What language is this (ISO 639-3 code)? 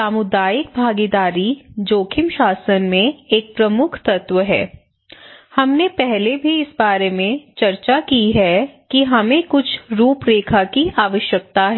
hin